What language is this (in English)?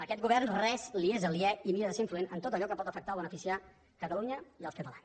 Catalan